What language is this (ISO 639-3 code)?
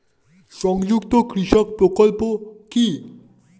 ben